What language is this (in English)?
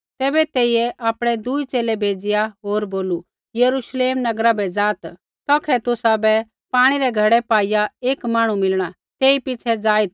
Kullu Pahari